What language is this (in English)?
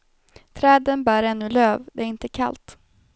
Swedish